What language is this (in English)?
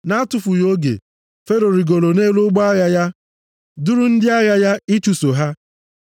Igbo